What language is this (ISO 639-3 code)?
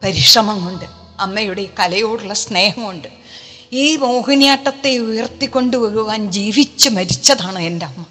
mal